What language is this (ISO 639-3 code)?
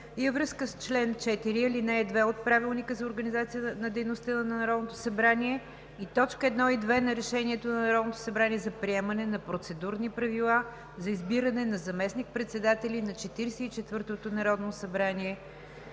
bul